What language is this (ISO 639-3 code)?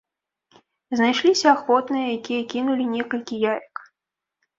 bel